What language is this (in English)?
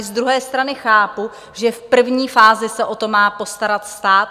Czech